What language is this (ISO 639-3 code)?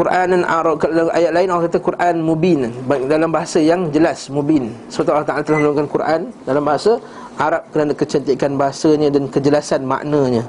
msa